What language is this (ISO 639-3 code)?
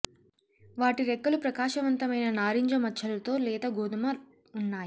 tel